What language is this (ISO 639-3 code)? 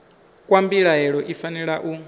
ven